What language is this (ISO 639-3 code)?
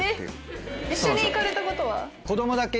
jpn